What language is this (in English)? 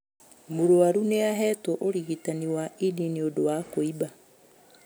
Kikuyu